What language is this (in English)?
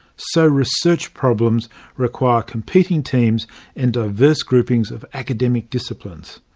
English